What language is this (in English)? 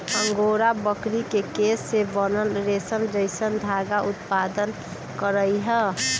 Magahi